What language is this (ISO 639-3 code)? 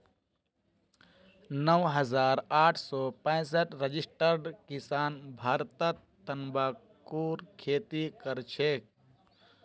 mag